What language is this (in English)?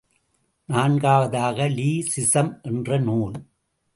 Tamil